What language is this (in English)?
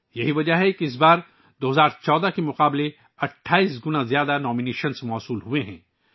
Urdu